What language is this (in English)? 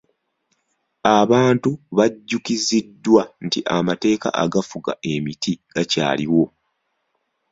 Ganda